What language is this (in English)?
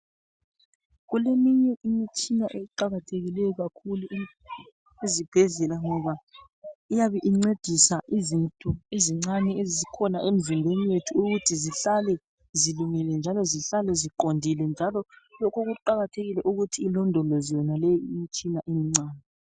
North Ndebele